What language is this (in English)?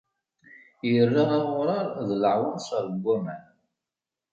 Kabyle